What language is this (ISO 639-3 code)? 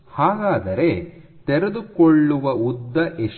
kan